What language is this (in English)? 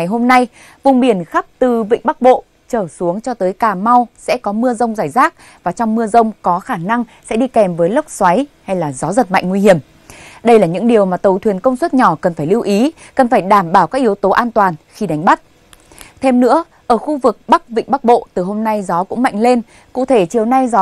Vietnamese